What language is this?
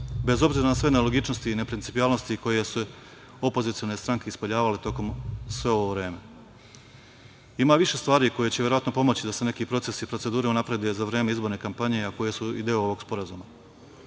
Serbian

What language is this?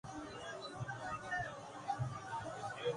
Urdu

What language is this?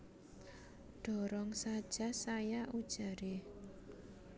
Javanese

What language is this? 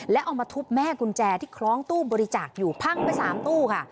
Thai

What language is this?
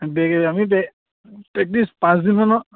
Assamese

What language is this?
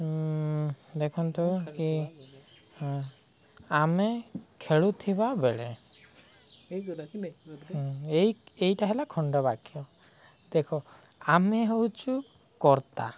Odia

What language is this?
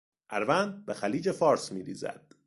Persian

